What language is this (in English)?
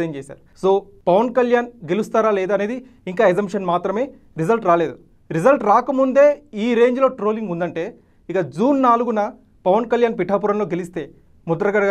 Telugu